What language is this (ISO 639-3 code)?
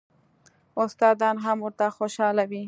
pus